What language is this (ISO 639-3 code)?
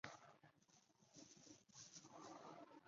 zho